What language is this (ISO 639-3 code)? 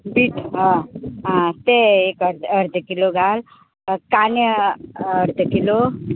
kok